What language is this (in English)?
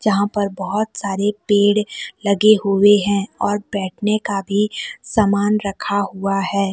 Hindi